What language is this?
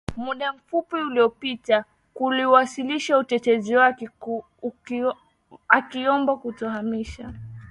Swahili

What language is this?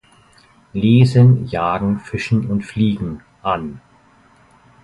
German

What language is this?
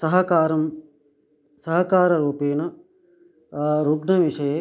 Sanskrit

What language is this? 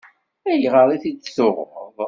Kabyle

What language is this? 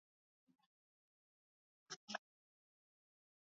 Swahili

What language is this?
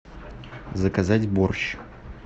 Russian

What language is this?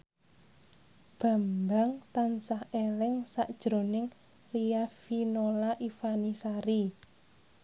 Javanese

